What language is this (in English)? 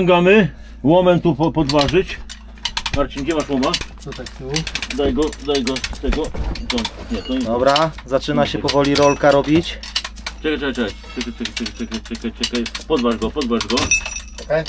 Polish